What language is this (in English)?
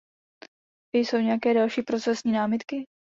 Czech